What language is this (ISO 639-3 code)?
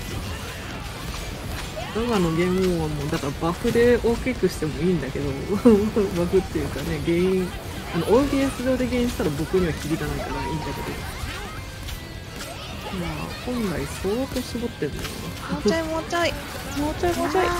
jpn